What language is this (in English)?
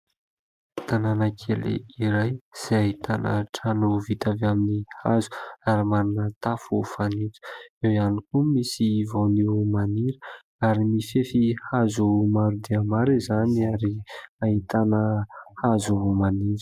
Malagasy